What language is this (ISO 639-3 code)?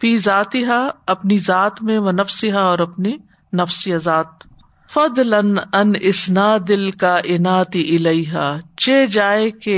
urd